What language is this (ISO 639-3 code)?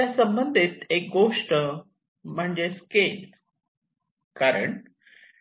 mar